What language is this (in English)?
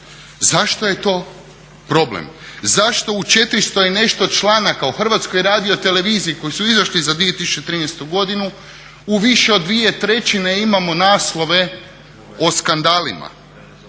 Croatian